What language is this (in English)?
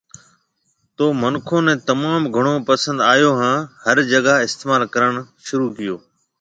Marwari (Pakistan)